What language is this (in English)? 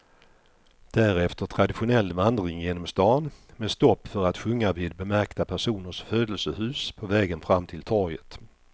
Swedish